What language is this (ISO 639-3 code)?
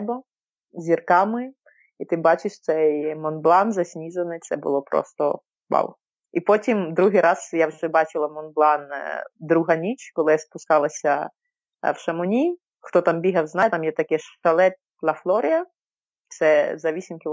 ukr